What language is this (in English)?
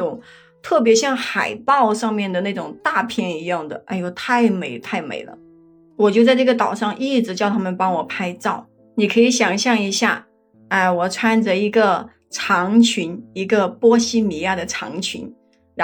Chinese